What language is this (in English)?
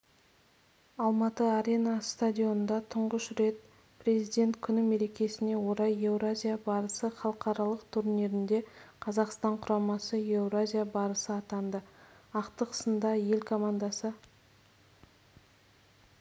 Kazakh